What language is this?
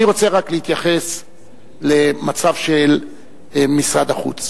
Hebrew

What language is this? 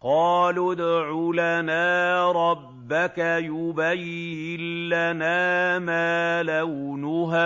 Arabic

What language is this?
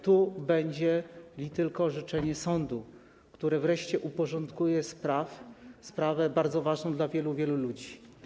Polish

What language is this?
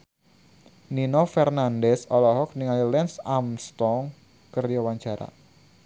Sundanese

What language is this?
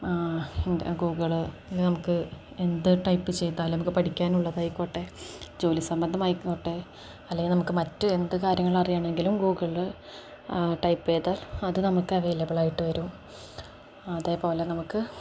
Malayalam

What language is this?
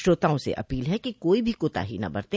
Hindi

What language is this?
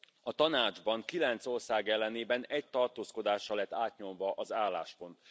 Hungarian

